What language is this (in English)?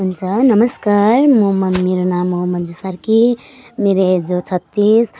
Nepali